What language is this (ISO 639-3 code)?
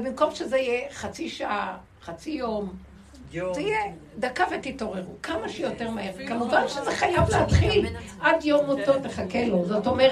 heb